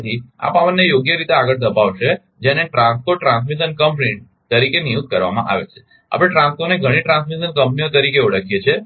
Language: Gujarati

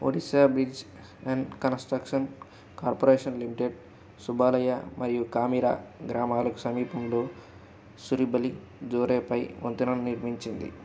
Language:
Telugu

